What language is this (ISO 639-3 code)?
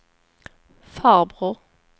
swe